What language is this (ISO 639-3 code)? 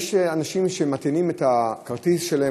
heb